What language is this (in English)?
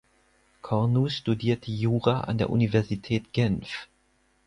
German